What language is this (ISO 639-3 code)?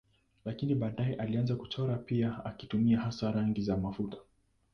swa